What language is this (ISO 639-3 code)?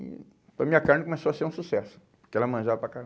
por